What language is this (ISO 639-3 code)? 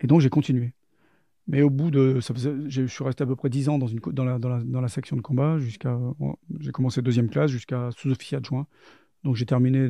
fra